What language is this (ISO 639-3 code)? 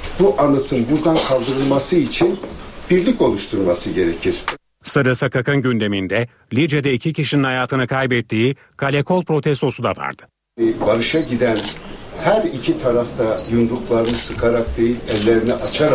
tur